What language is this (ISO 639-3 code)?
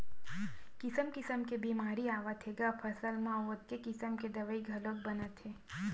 hne